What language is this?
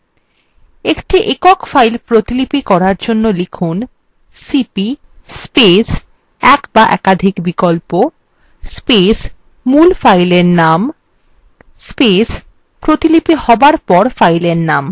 Bangla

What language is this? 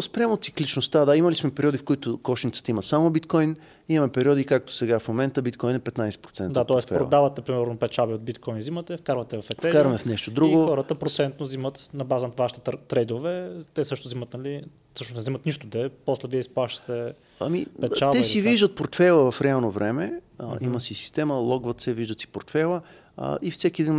Bulgarian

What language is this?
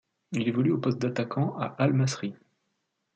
French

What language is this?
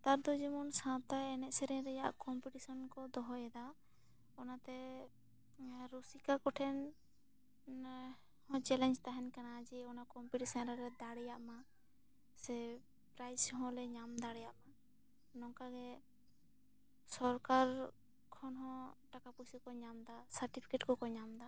Santali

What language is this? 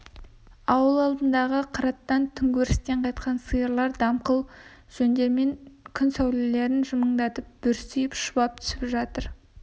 Kazakh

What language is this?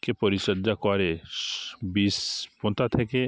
Bangla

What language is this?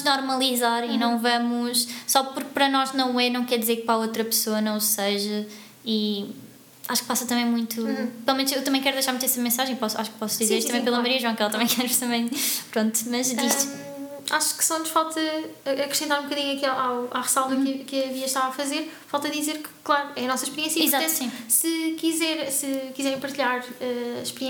Portuguese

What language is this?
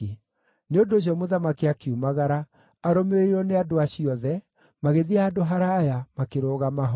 Kikuyu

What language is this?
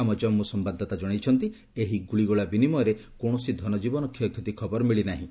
Odia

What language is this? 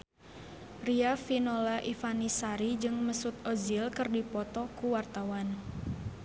Sundanese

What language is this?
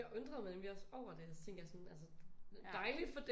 Danish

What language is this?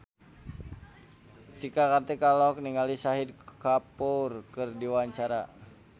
Sundanese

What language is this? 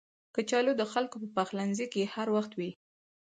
Pashto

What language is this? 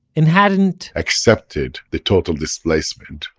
English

